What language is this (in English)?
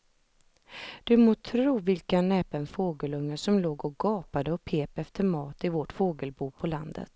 Swedish